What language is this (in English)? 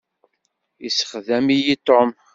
Kabyle